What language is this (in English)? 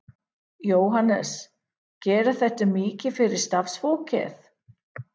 Icelandic